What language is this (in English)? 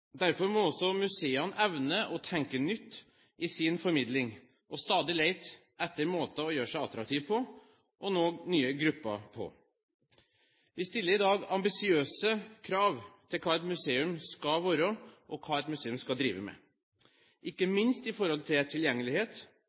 Norwegian Bokmål